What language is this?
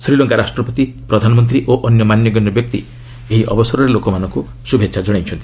Odia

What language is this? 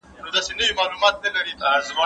Pashto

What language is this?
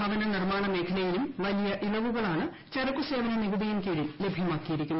Malayalam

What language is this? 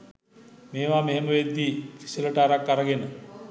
Sinhala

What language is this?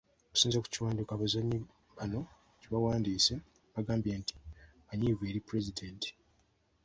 Ganda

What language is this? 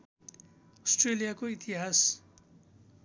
Nepali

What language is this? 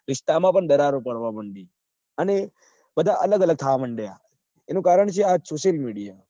Gujarati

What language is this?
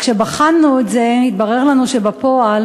Hebrew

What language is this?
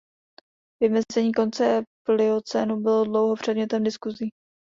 Czech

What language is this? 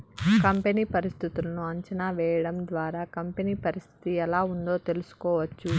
Telugu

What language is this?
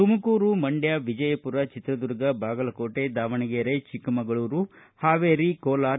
Kannada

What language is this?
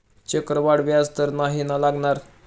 Marathi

